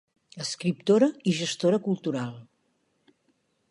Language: Catalan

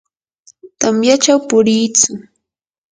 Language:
Yanahuanca Pasco Quechua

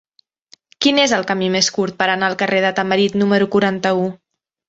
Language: Catalan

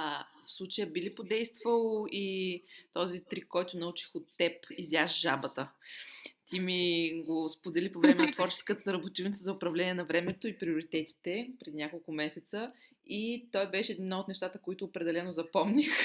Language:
Bulgarian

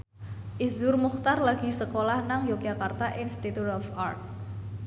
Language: Javanese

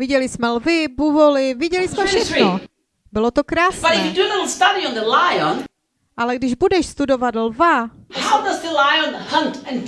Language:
Czech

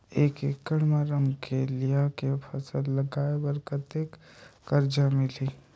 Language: Chhattisgarhi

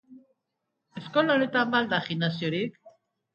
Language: Basque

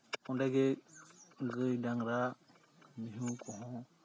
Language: Santali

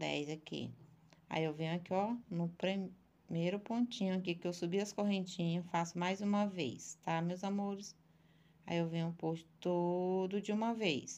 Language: Portuguese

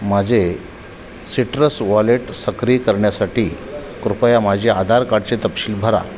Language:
Marathi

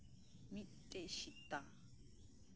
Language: Santali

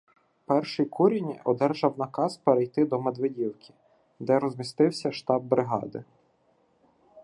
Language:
Ukrainian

